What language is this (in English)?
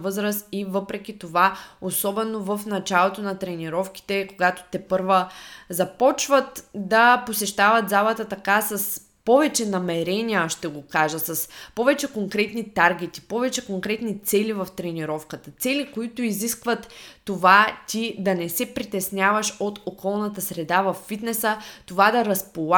Bulgarian